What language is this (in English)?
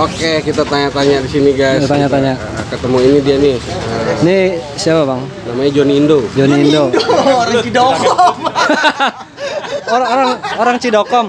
Indonesian